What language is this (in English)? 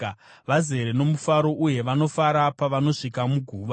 Shona